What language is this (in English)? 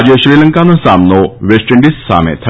Gujarati